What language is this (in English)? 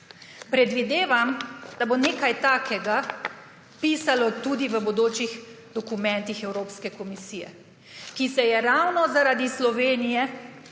Slovenian